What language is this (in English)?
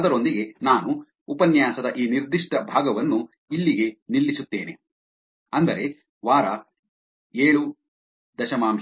Kannada